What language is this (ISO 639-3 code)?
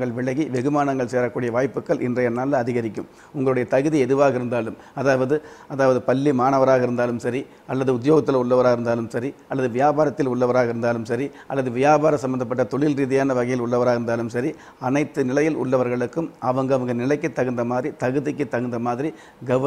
tur